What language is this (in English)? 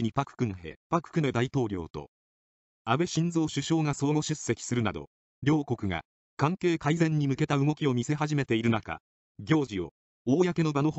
Japanese